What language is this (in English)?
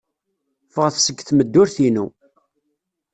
Kabyle